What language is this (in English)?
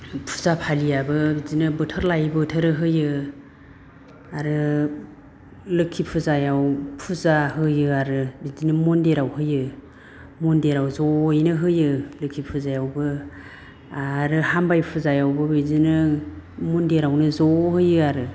Bodo